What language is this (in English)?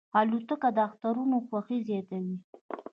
Pashto